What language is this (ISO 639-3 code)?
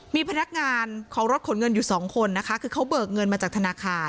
tha